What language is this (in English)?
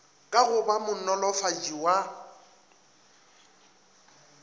Northern Sotho